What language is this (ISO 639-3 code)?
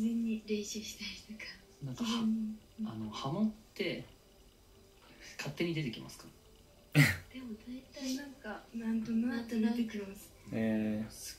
jpn